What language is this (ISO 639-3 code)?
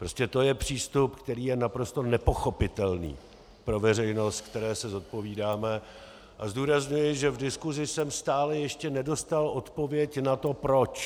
ces